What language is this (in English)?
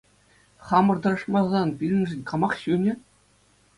Chuvash